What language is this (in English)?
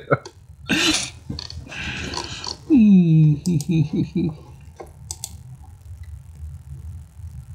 German